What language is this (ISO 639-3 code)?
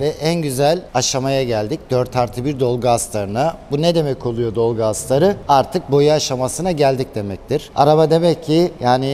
tur